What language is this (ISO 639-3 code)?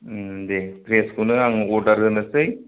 brx